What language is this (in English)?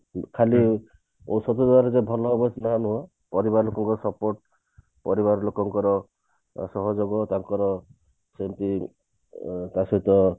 Odia